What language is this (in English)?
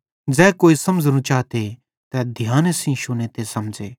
Bhadrawahi